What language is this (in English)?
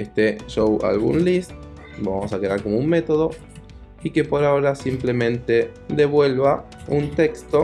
Spanish